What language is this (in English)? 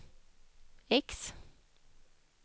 Swedish